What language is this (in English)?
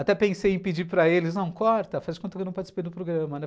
Portuguese